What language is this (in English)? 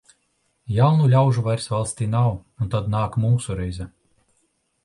Latvian